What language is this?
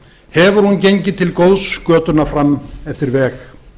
Icelandic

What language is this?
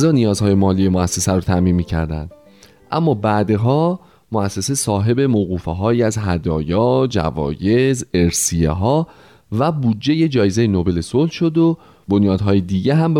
Persian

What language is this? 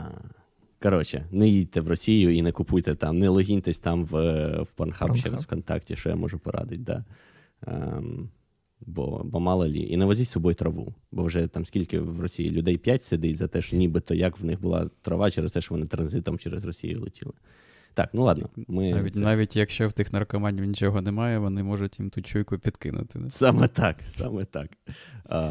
Ukrainian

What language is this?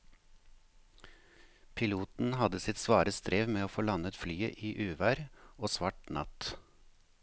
Norwegian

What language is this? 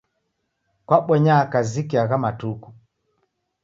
Taita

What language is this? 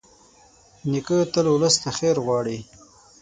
Pashto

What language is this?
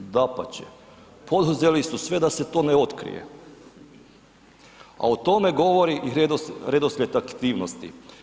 Croatian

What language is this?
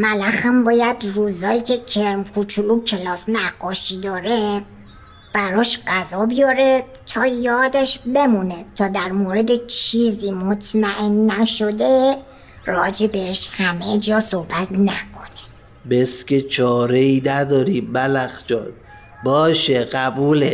Persian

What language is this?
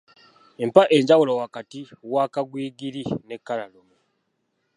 Ganda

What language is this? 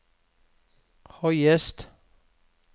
Norwegian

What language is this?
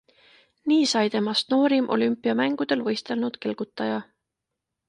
Estonian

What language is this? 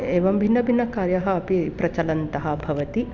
Sanskrit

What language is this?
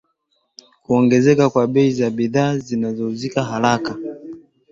Swahili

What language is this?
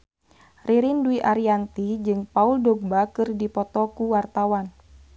Sundanese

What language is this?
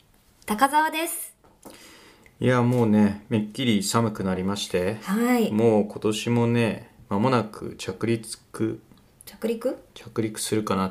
Japanese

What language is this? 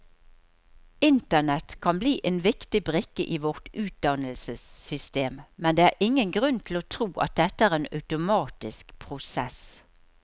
Norwegian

